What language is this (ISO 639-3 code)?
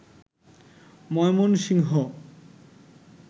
ben